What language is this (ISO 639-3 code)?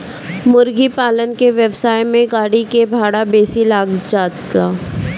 bho